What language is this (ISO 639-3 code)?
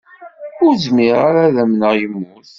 kab